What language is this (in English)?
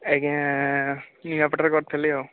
Odia